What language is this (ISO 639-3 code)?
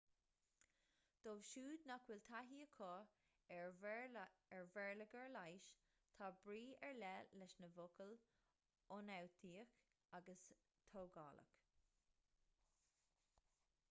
gle